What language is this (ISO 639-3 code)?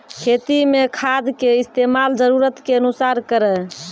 mai